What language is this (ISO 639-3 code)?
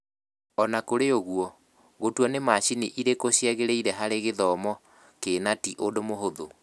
kik